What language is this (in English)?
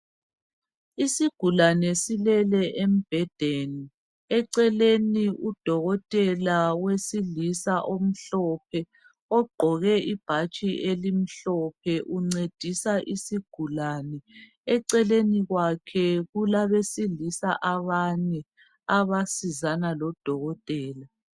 North Ndebele